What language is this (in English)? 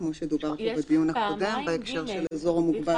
Hebrew